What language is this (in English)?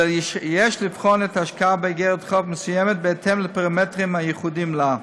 Hebrew